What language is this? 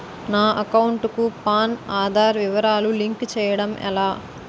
Telugu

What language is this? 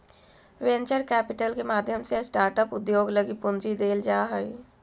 Magahi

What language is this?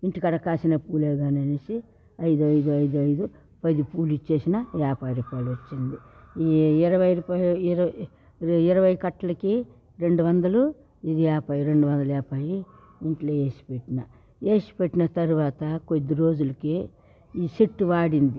Telugu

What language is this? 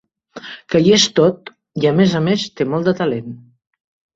Catalan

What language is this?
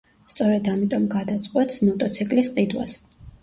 Georgian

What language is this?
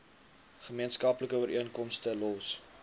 Afrikaans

